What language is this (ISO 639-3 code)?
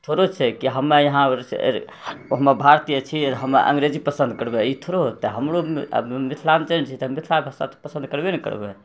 mai